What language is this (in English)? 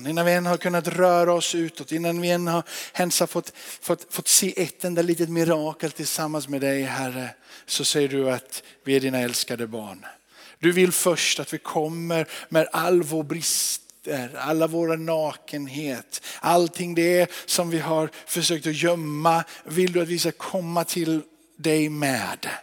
Swedish